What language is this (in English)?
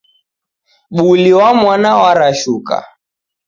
Taita